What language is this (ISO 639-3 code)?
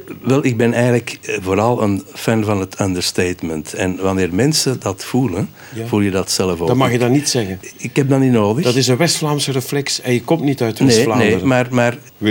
nld